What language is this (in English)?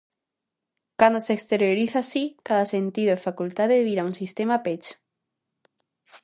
Galician